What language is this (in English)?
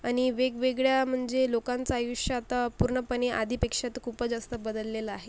Marathi